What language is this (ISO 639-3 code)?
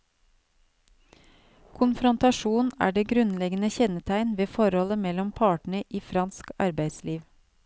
nor